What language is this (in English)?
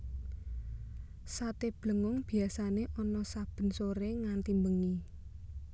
Javanese